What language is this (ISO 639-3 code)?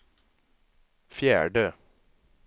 swe